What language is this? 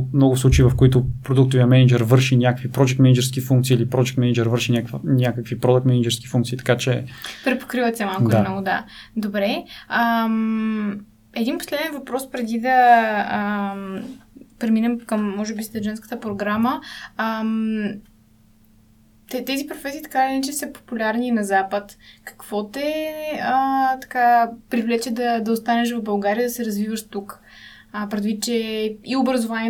Bulgarian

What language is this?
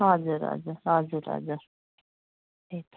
Nepali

